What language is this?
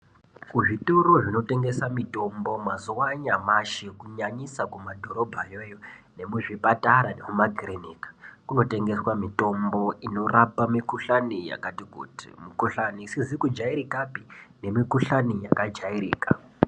Ndau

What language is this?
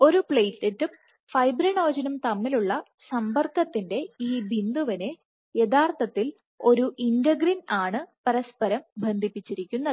Malayalam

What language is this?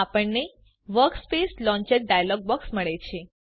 Gujarati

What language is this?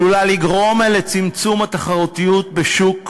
Hebrew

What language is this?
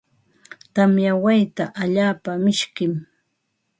Ambo-Pasco Quechua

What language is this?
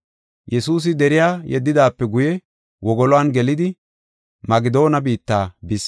Gofa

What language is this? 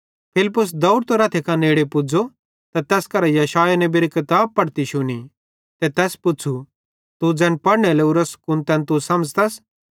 Bhadrawahi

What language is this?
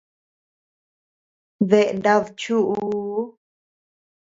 Tepeuxila Cuicatec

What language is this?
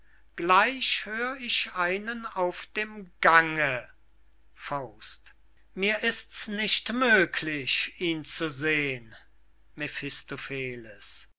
German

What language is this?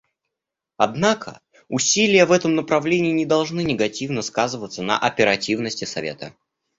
Russian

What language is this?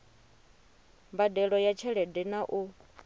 Venda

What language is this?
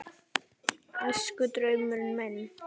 Icelandic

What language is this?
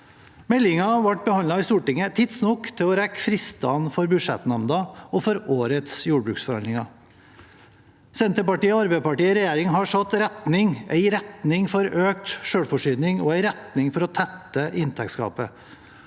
Norwegian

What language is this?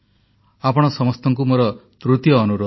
Odia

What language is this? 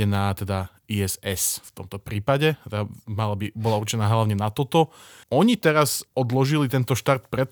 Slovak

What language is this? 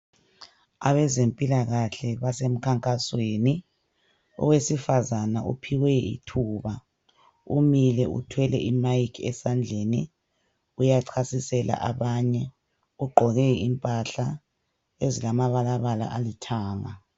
North Ndebele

